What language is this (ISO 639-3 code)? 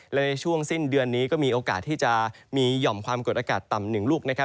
tha